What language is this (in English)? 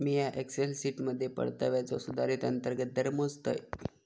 Marathi